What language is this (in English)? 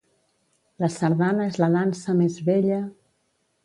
Catalan